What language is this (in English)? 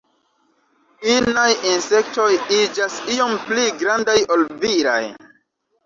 Esperanto